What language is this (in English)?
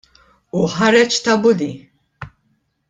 Maltese